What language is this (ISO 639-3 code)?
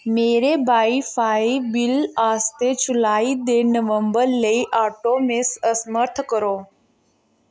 doi